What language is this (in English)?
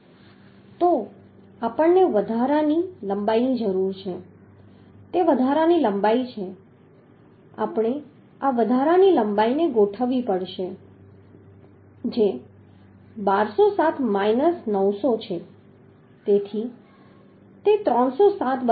Gujarati